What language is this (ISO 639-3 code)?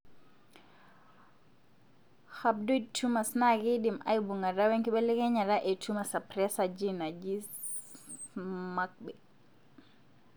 mas